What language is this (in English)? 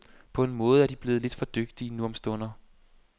Danish